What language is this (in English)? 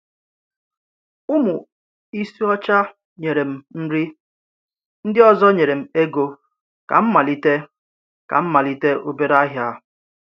Igbo